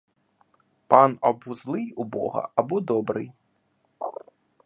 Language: Ukrainian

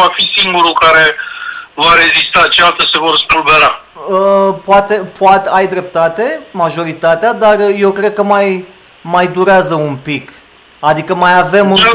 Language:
Romanian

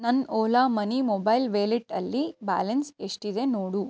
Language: Kannada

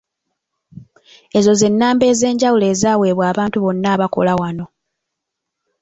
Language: Ganda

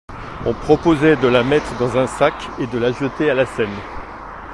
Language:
French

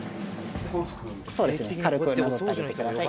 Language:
Japanese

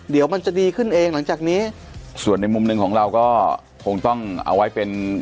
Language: Thai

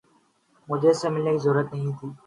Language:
Urdu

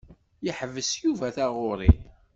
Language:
Kabyle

